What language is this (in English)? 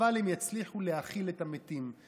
Hebrew